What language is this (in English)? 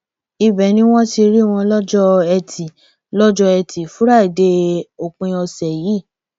Yoruba